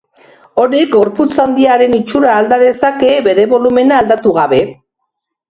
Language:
Basque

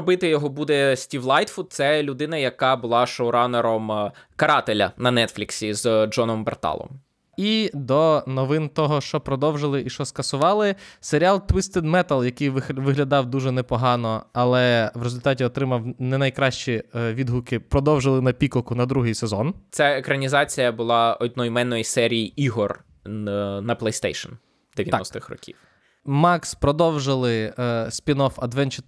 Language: Ukrainian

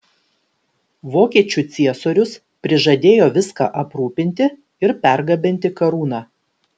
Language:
Lithuanian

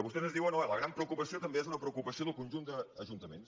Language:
Catalan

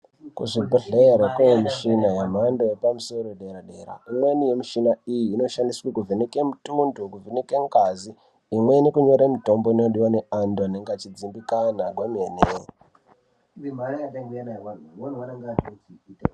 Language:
Ndau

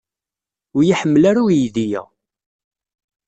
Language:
Kabyle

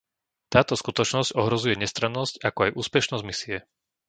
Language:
Slovak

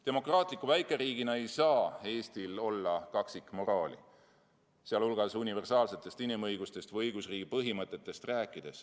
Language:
Estonian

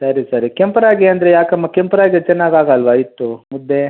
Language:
Kannada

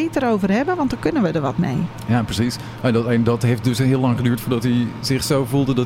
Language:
Dutch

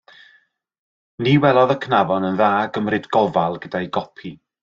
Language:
Welsh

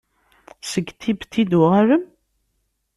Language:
Kabyle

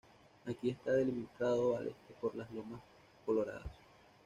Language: Spanish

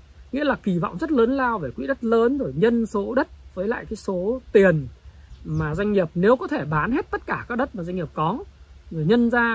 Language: Vietnamese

